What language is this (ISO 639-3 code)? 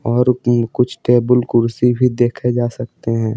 hin